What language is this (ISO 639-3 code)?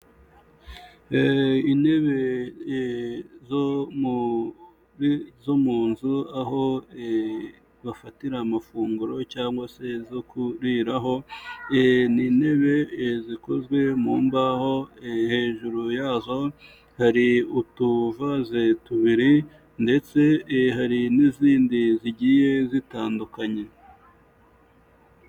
kin